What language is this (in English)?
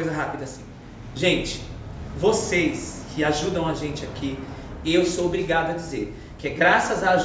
Portuguese